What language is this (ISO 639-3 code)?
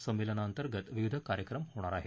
mar